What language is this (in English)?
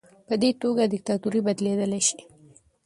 Pashto